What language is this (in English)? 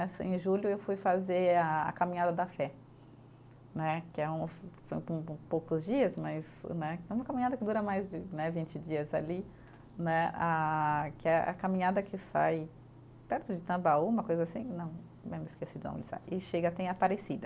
Portuguese